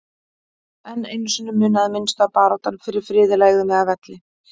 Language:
Icelandic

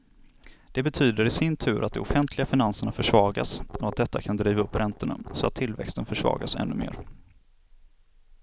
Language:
Swedish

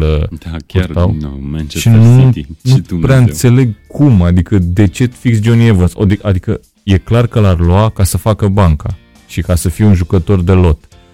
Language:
Romanian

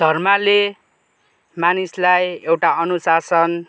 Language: Nepali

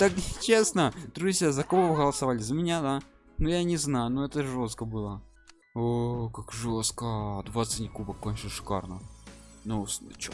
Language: Russian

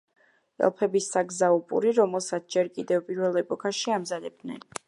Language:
Georgian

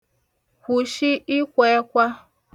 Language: Igbo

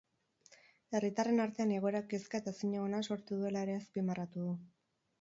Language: Basque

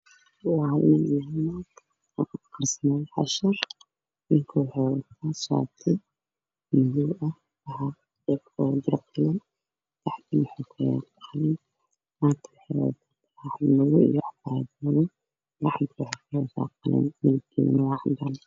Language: Somali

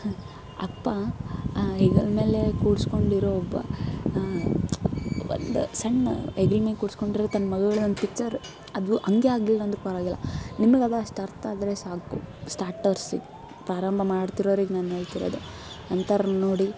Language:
Kannada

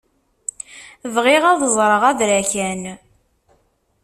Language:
Kabyle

